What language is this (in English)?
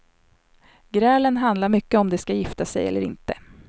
Swedish